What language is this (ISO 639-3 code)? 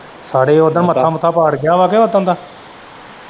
pan